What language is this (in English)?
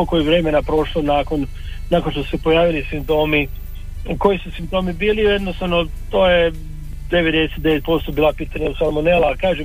Croatian